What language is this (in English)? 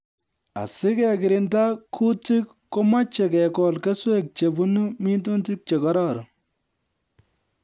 Kalenjin